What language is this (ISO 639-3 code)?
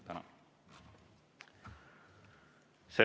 est